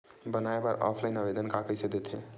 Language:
Chhattisgarhi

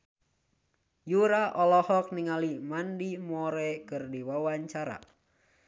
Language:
Sundanese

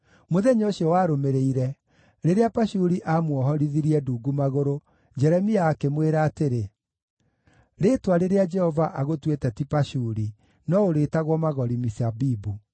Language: Kikuyu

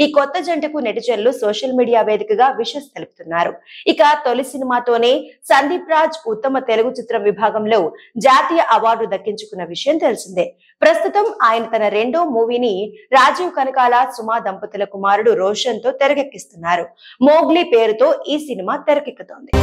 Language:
Telugu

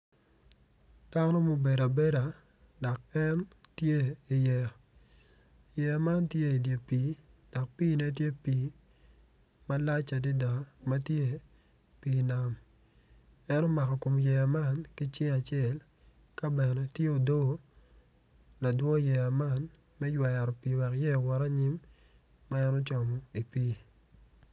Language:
Acoli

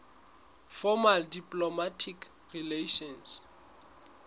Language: Southern Sotho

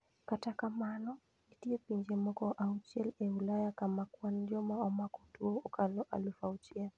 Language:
Luo (Kenya and Tanzania)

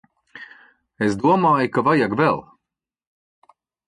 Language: Latvian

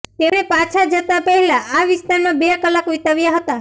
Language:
Gujarati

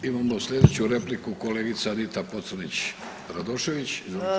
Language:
Croatian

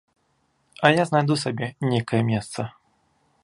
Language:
Belarusian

